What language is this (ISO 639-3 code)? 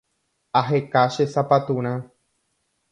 grn